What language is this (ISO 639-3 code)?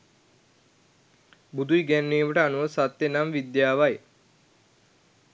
sin